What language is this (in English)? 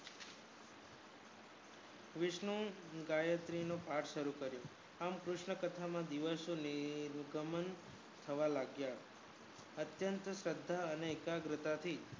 Gujarati